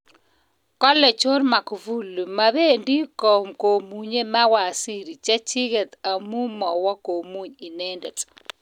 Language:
Kalenjin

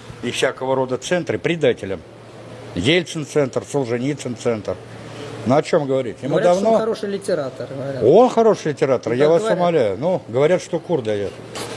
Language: Russian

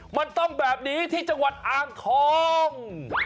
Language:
Thai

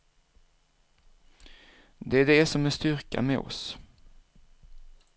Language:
Swedish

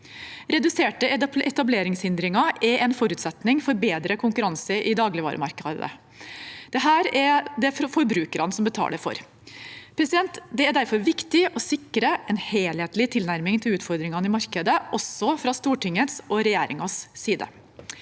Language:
Norwegian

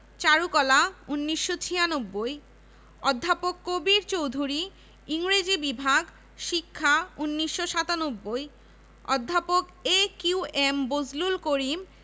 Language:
Bangla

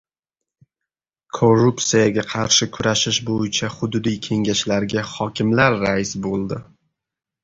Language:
Uzbek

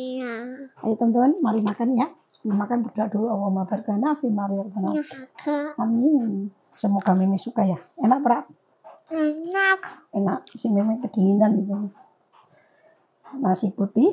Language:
Indonesian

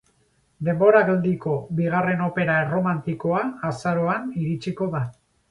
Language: Basque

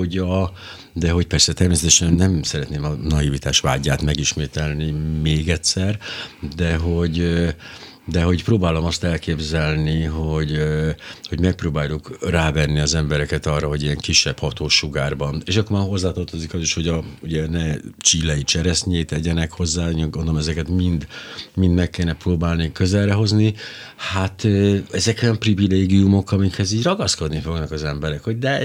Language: Hungarian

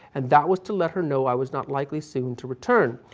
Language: English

